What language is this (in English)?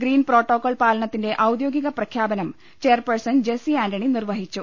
Malayalam